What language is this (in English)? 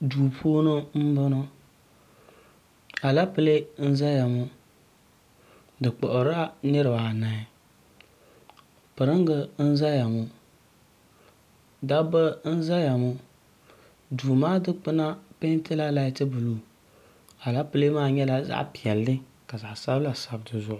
Dagbani